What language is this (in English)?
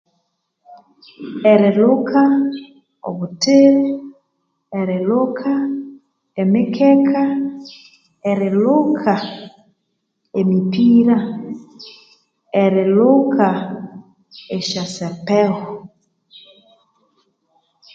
Konzo